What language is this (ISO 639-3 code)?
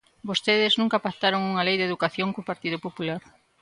glg